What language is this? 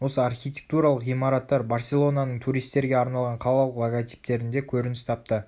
Kazakh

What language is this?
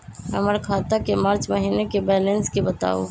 Magahi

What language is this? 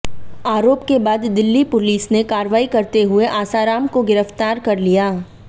Hindi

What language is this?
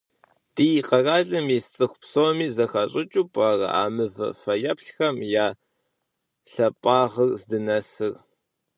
Kabardian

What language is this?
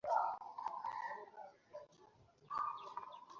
Bangla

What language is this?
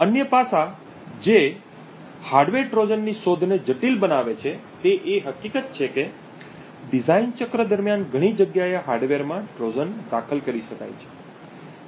Gujarati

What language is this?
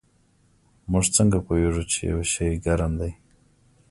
Pashto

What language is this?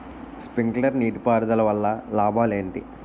Telugu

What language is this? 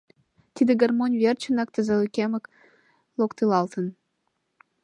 Mari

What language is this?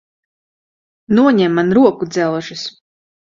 Latvian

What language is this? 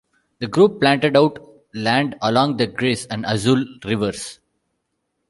English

